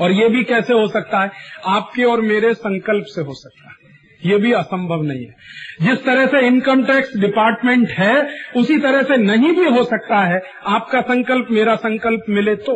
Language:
Hindi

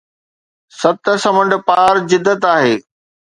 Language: Sindhi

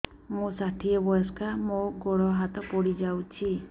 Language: Odia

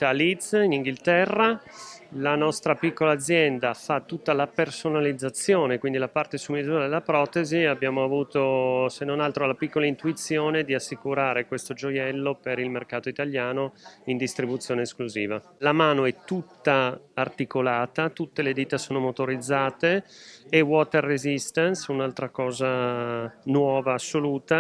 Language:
Italian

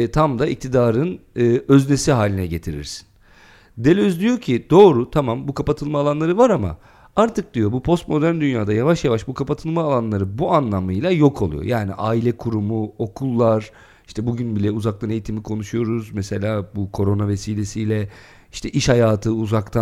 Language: Turkish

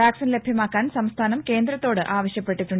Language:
Malayalam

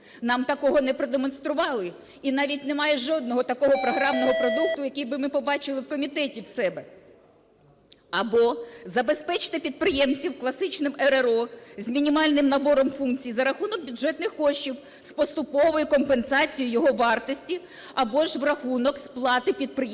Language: Ukrainian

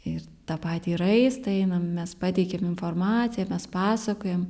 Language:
Lithuanian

